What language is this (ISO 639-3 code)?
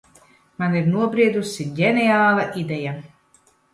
lav